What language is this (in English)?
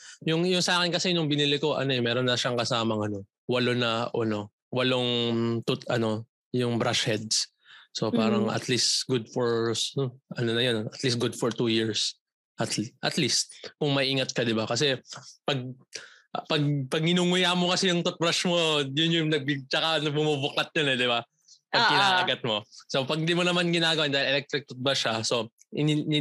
Filipino